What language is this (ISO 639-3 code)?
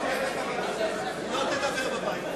heb